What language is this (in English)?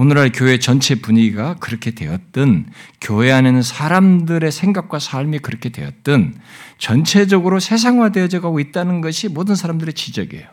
Korean